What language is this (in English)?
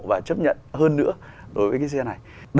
Vietnamese